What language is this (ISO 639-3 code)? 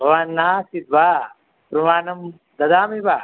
san